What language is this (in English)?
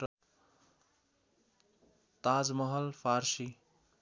Nepali